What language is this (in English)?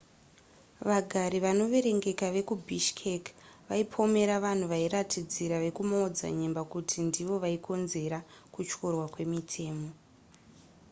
Shona